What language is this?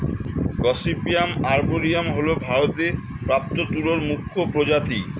Bangla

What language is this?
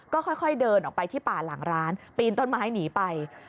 Thai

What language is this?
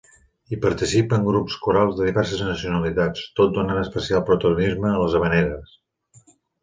Catalan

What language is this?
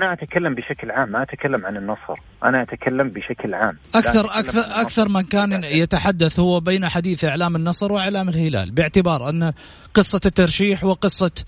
Arabic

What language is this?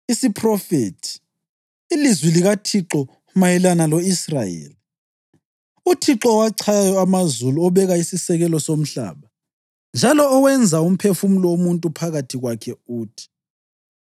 North Ndebele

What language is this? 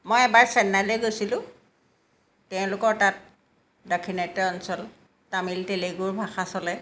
Assamese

